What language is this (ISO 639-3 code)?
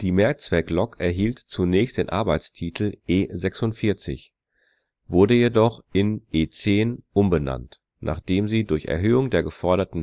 deu